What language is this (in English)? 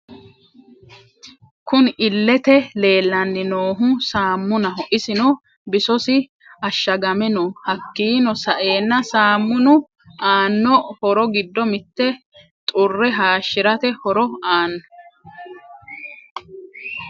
Sidamo